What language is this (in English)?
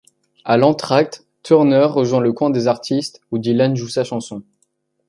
French